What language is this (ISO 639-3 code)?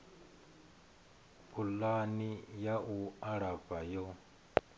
ven